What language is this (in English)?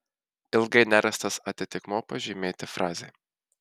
Lithuanian